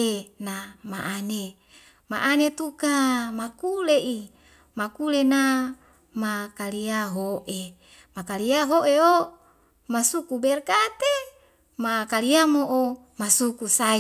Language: Wemale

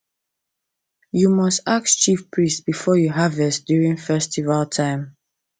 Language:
Nigerian Pidgin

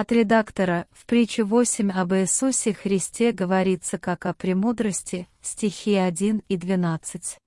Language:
Russian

